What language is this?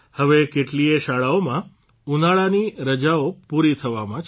Gujarati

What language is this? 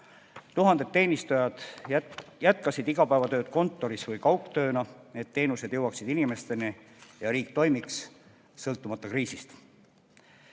Estonian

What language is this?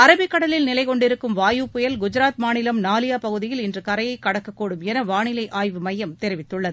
Tamil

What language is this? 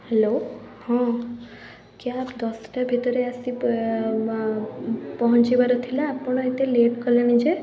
Odia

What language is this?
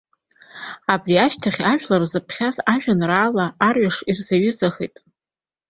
Abkhazian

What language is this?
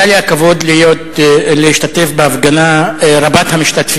Hebrew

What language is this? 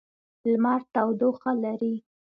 Pashto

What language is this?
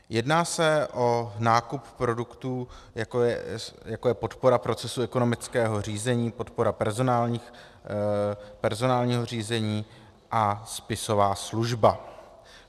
Czech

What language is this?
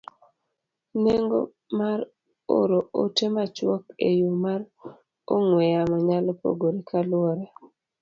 Luo (Kenya and Tanzania)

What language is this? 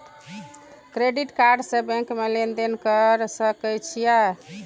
Maithili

